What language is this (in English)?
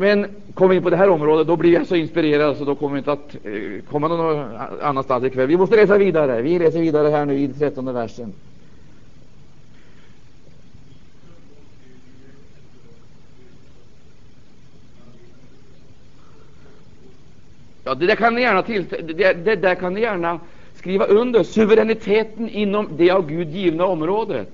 Swedish